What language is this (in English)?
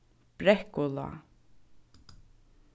Faroese